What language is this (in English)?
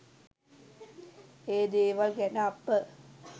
Sinhala